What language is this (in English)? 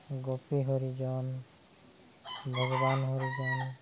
Odia